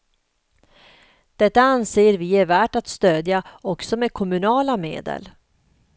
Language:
Swedish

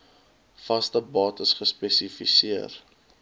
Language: Afrikaans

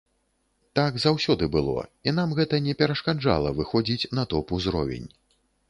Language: Belarusian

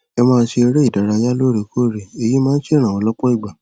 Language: Yoruba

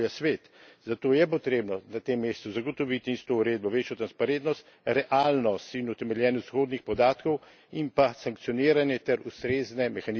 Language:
Slovenian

